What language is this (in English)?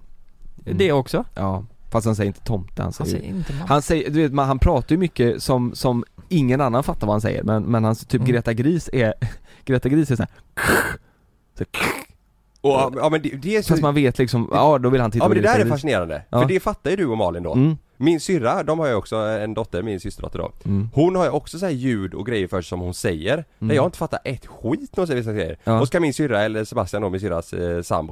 Swedish